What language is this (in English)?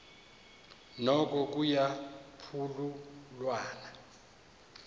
Xhosa